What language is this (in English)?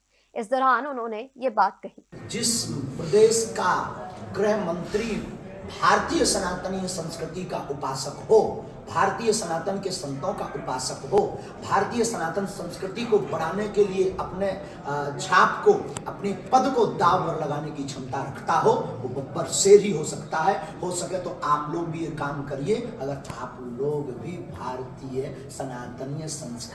Hindi